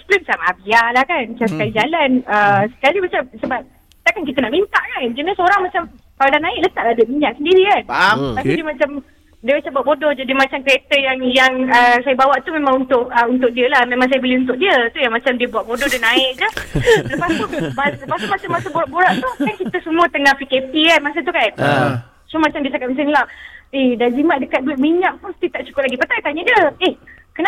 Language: Malay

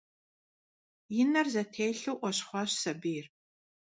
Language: Kabardian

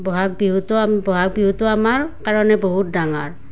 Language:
Assamese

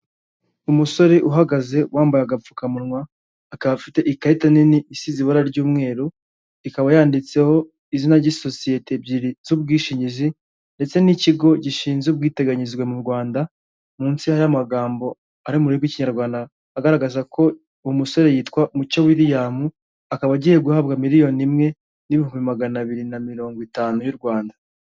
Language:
Kinyarwanda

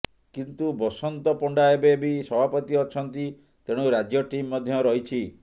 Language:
Odia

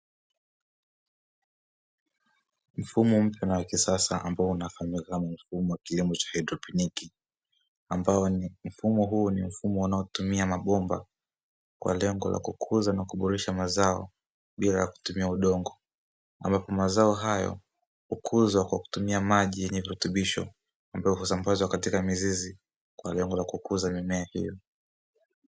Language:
Swahili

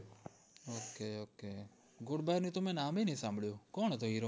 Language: Gujarati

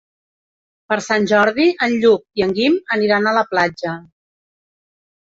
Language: Catalan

